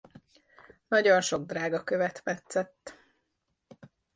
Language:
Hungarian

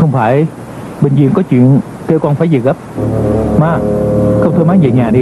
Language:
Vietnamese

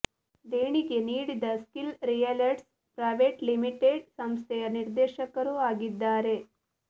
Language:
Kannada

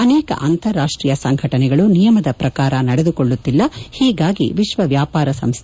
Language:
Kannada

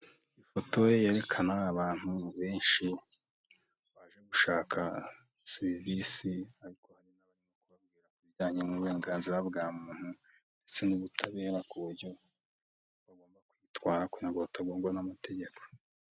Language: Kinyarwanda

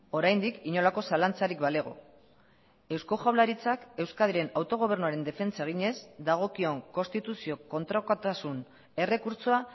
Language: Basque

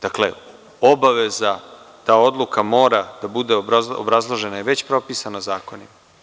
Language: Serbian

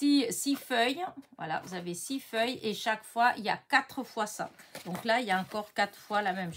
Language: French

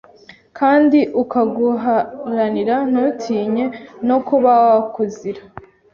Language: Kinyarwanda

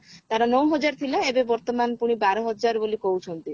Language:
Odia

